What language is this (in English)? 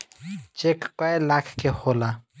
Bhojpuri